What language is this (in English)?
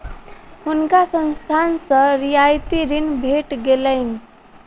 Maithili